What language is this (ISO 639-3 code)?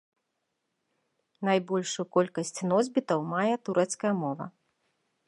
bel